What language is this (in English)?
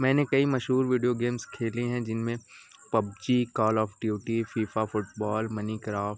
Urdu